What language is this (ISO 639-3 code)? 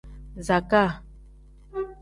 kdh